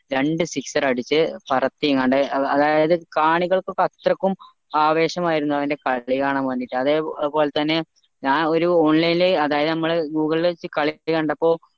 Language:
Malayalam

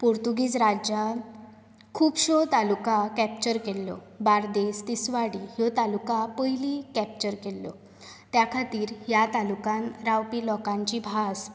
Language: Konkani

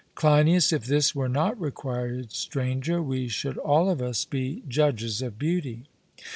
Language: English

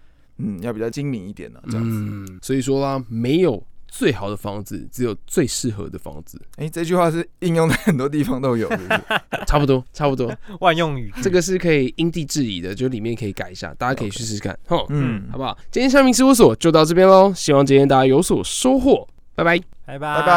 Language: Chinese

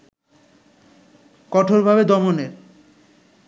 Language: Bangla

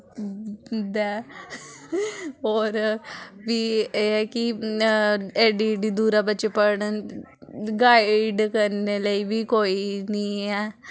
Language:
Dogri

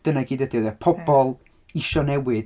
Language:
Welsh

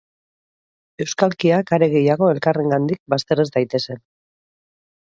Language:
Basque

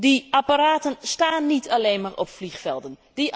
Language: Dutch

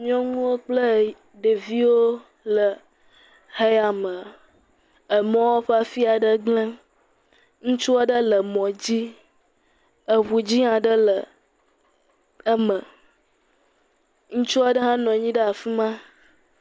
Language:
Ewe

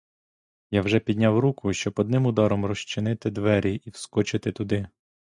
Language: Ukrainian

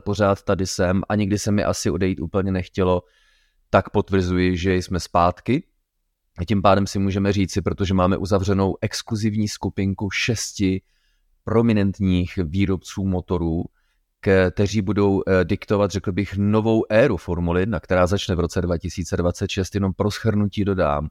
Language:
Czech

